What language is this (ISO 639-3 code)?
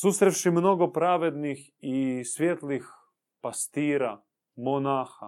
hrv